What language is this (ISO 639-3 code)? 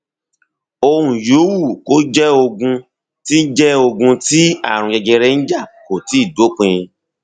yor